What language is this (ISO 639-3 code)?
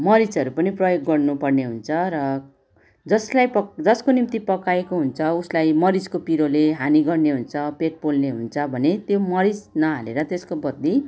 nep